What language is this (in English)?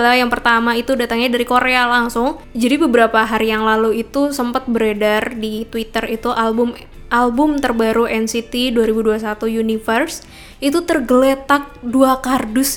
Indonesian